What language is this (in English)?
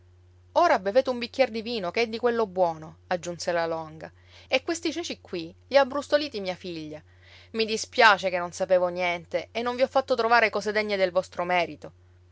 Italian